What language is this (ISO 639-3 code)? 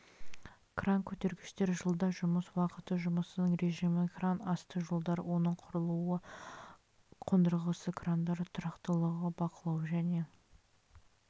kaz